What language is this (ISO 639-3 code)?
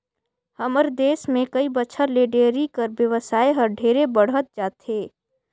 hne